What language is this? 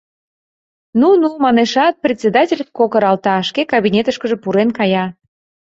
Mari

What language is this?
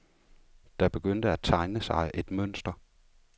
Danish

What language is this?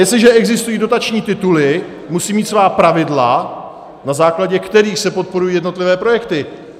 Czech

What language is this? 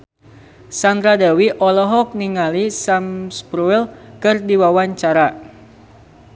Sundanese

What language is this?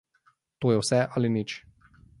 Slovenian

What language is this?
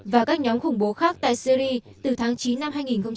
Vietnamese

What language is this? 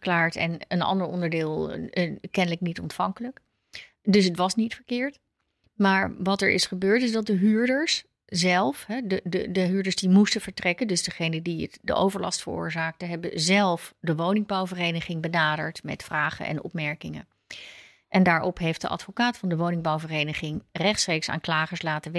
Dutch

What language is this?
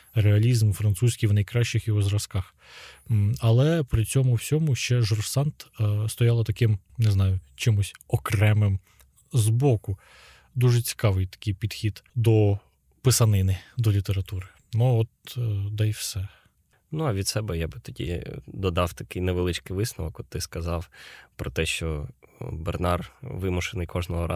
Ukrainian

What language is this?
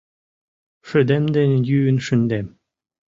Mari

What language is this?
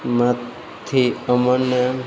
Gujarati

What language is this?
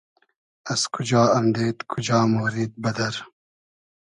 Hazaragi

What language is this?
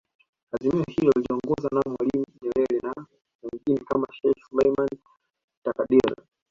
Swahili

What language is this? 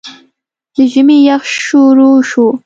Pashto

